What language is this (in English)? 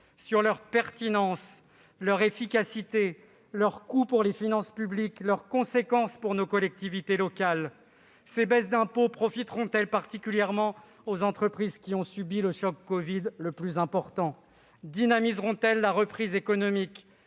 French